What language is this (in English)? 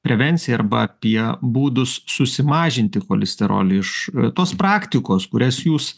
Lithuanian